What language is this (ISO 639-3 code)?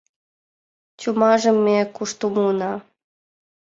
chm